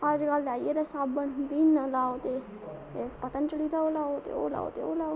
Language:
Dogri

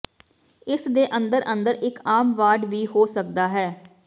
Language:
Punjabi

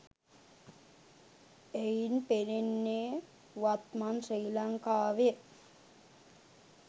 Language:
Sinhala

